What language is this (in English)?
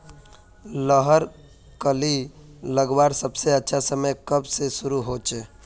Magahi